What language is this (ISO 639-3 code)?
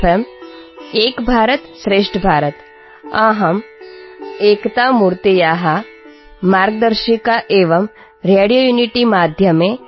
tel